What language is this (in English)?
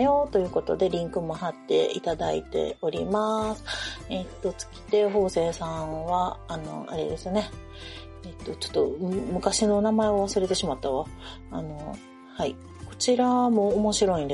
Japanese